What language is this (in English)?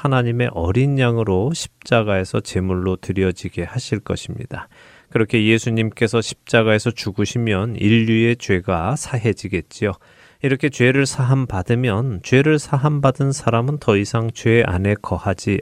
Korean